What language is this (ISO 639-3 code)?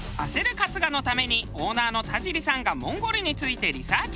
jpn